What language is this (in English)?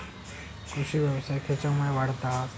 Marathi